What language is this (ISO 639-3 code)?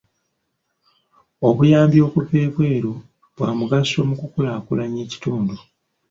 lug